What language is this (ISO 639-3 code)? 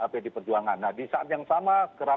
ind